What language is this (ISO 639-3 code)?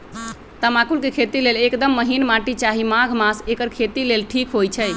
mag